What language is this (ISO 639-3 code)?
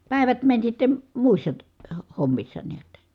fin